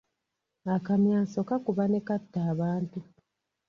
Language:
Ganda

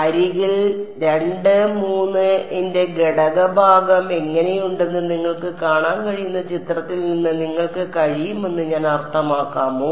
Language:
Malayalam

